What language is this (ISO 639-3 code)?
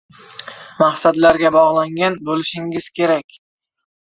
uzb